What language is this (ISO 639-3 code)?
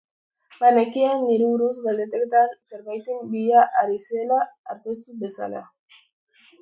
eus